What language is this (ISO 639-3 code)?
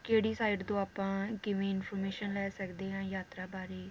pan